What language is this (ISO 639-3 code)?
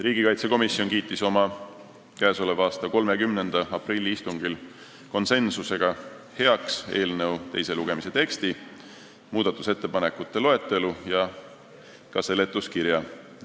est